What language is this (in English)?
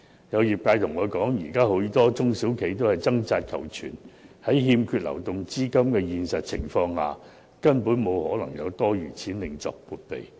Cantonese